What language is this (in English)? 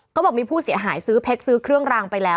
Thai